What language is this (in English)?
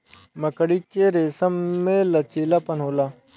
Bhojpuri